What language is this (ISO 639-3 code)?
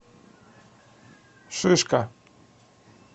rus